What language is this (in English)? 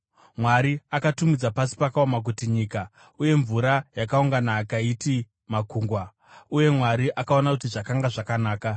Shona